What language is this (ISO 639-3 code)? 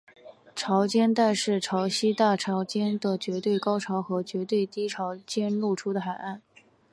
zho